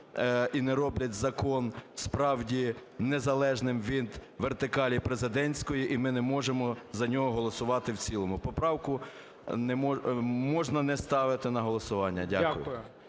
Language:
Ukrainian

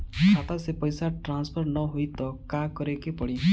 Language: Bhojpuri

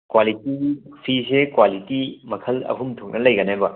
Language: Manipuri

